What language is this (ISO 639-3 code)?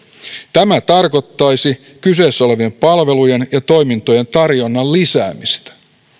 fin